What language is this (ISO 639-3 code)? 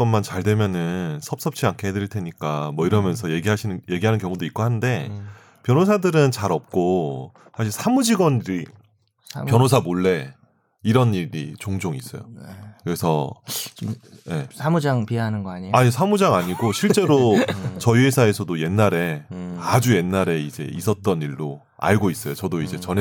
kor